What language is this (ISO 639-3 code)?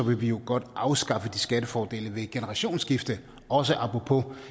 dan